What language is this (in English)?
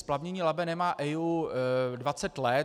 Czech